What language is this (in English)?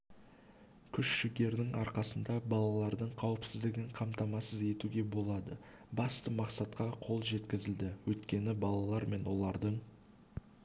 Kazakh